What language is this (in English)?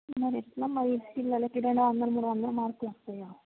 Telugu